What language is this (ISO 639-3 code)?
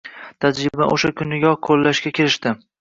uzb